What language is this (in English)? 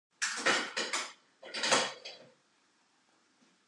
Western Frisian